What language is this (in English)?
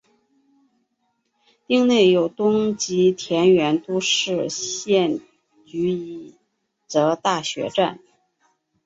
Chinese